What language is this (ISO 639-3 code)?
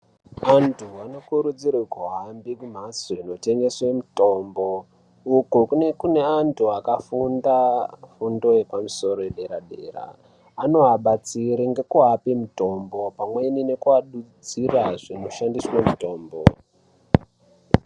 ndc